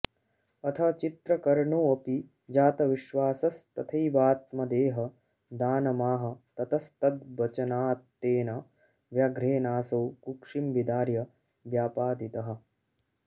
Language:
Sanskrit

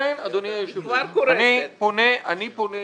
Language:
Hebrew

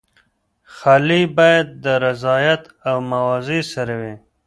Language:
Pashto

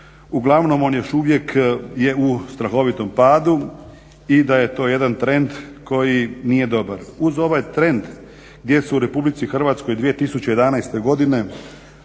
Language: Croatian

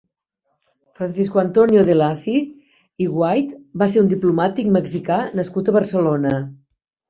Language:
Catalan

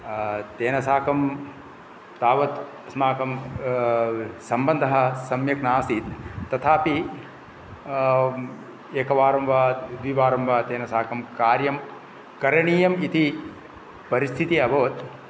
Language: Sanskrit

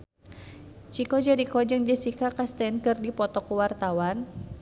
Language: Sundanese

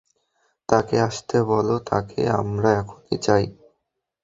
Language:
Bangla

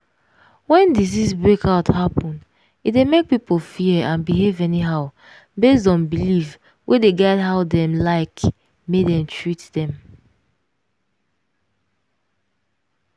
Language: Nigerian Pidgin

